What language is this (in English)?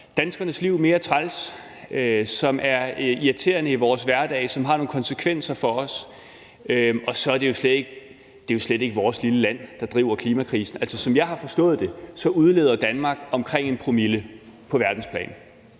Danish